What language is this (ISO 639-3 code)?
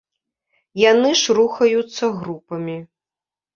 bel